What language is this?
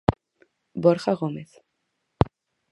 Galician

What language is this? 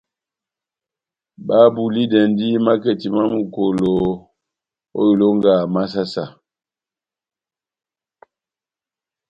Batanga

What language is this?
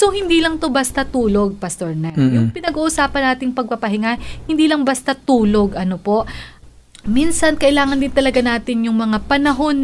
Filipino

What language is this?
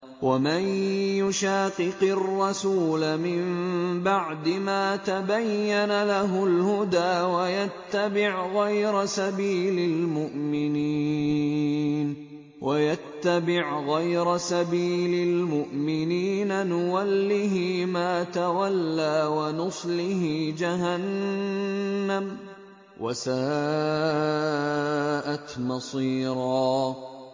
Arabic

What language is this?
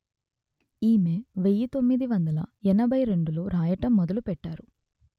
Telugu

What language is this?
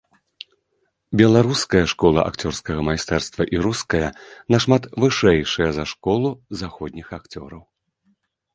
Belarusian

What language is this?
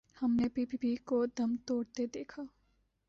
Urdu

